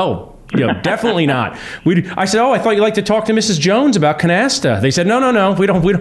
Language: English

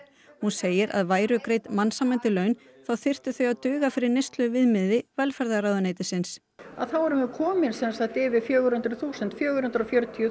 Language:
Icelandic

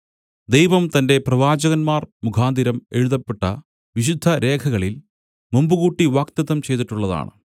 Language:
Malayalam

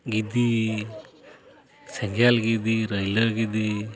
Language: Santali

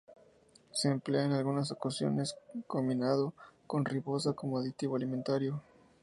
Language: Spanish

